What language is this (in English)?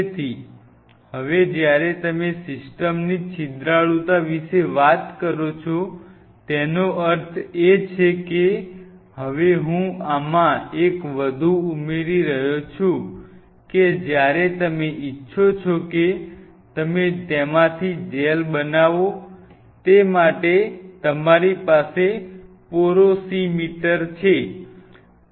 Gujarati